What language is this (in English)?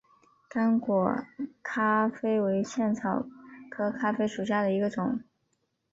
Chinese